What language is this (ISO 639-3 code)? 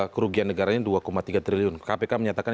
ind